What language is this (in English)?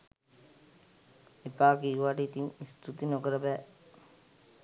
Sinhala